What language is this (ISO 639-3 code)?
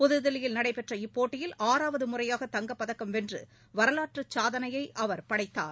tam